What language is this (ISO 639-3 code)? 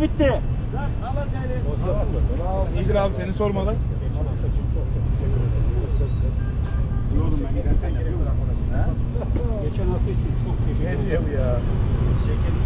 tur